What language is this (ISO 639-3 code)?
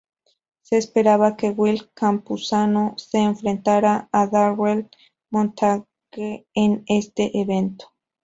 spa